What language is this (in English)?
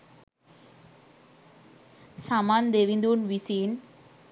Sinhala